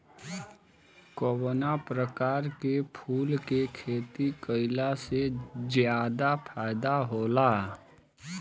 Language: Bhojpuri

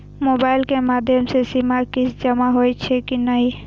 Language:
Maithili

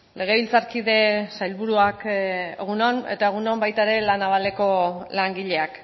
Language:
Basque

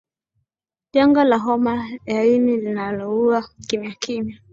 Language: Swahili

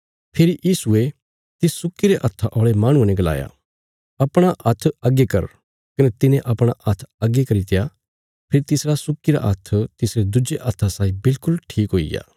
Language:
Bilaspuri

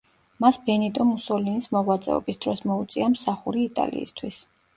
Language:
Georgian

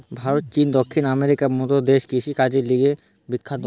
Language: Bangla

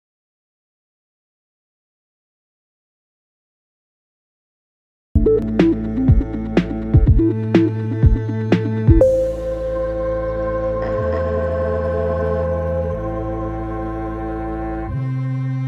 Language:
English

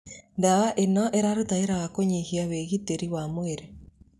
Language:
Kikuyu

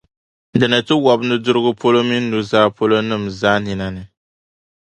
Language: Dagbani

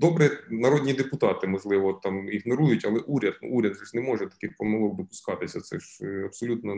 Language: Ukrainian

